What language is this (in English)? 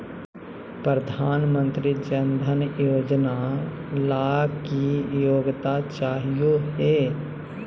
Magahi